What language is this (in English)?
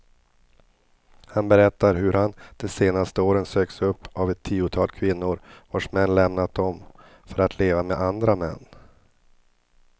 Swedish